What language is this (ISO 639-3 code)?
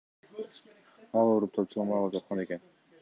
kir